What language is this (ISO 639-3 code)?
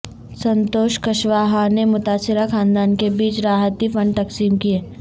urd